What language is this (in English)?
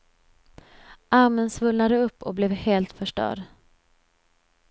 Swedish